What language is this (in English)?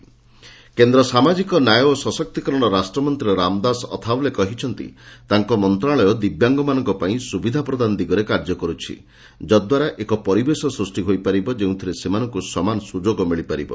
Odia